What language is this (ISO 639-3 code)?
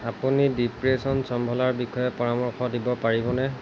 asm